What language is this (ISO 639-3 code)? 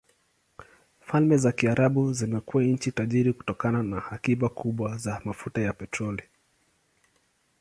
swa